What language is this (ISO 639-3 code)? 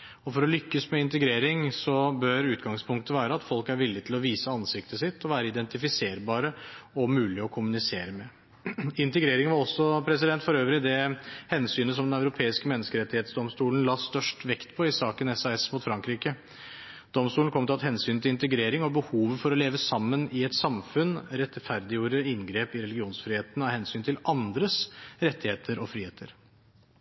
nob